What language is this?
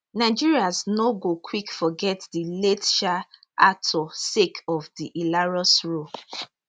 Nigerian Pidgin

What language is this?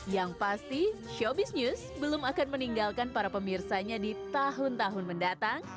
Indonesian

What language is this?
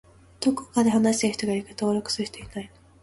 Japanese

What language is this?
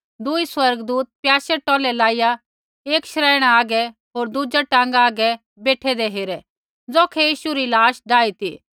Kullu Pahari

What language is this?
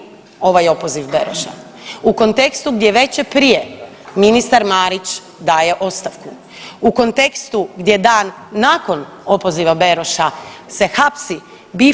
Croatian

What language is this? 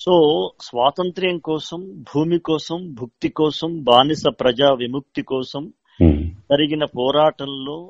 Telugu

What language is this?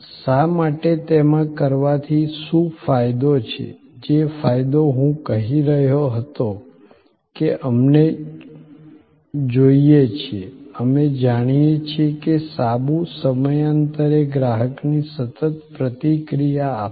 Gujarati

